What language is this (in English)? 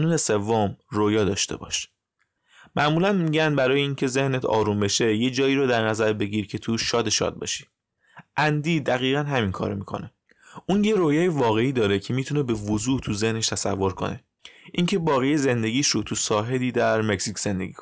Persian